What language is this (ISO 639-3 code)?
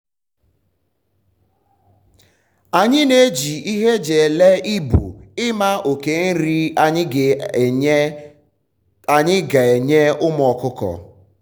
ibo